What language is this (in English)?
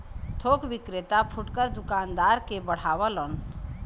Bhojpuri